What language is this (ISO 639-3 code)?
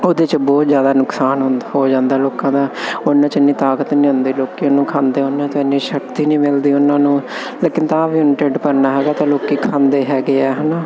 pan